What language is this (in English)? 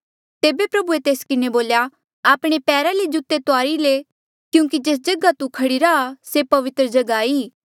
Mandeali